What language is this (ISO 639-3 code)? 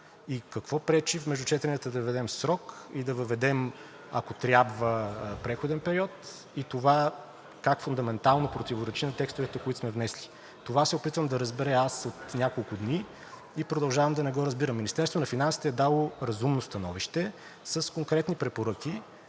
bul